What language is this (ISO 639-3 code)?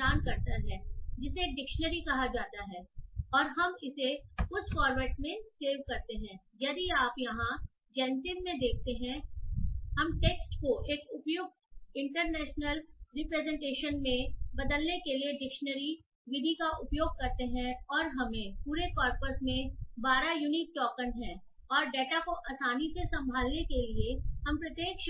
hin